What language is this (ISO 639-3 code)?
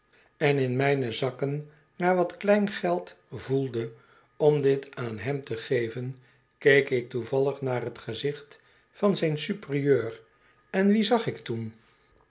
nld